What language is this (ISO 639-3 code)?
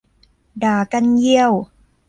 tha